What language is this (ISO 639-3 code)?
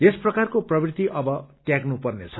nep